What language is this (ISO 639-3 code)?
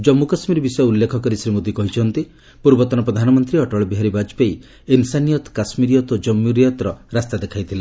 ori